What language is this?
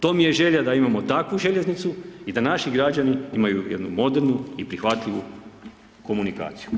Croatian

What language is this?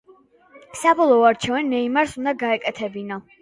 Georgian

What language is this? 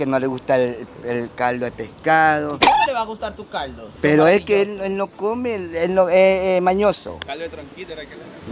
Spanish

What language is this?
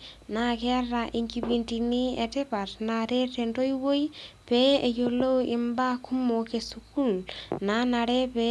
Masai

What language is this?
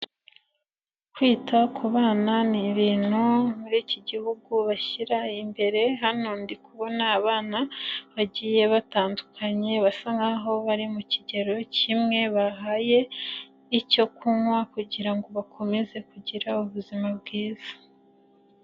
Kinyarwanda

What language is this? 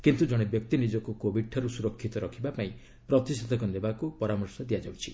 Odia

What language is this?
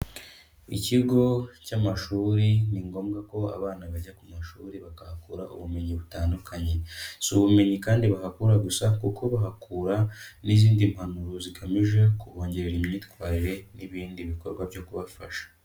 Kinyarwanda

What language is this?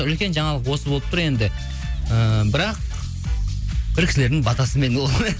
Kazakh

